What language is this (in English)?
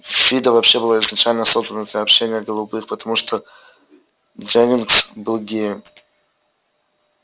Russian